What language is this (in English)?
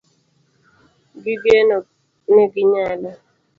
Luo (Kenya and Tanzania)